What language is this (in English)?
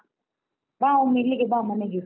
Kannada